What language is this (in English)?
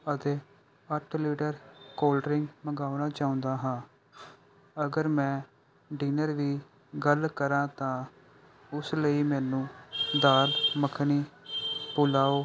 Punjabi